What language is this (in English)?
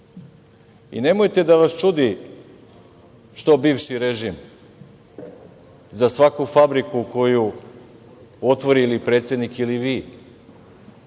Serbian